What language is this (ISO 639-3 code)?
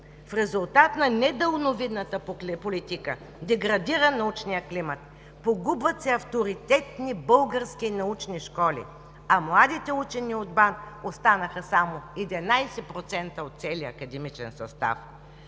bul